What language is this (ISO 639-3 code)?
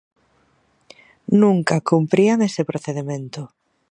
glg